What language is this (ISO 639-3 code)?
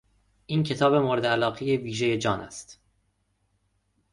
fas